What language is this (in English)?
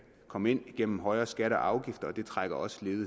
Danish